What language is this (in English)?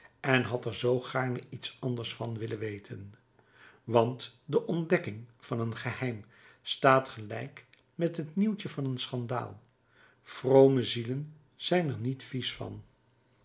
Dutch